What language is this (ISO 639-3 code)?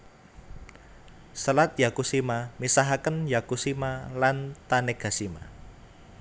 jav